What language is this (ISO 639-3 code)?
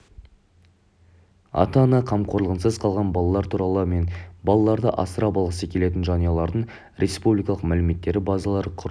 kaz